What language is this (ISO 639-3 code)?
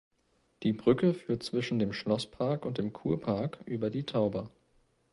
deu